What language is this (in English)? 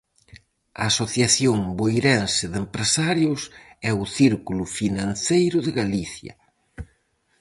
Galician